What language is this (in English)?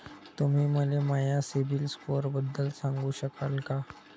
Marathi